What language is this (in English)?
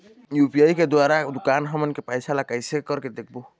Chhattisgarhi